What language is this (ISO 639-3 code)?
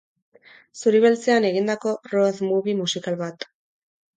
eus